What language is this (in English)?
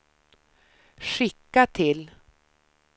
Swedish